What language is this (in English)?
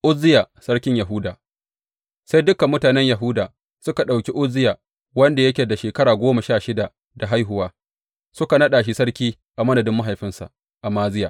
Hausa